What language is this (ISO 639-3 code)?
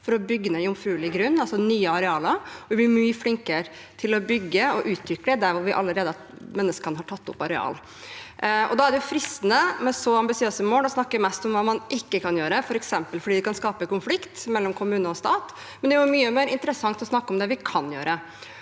nor